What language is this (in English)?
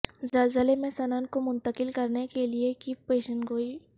Urdu